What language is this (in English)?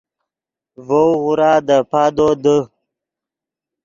Yidgha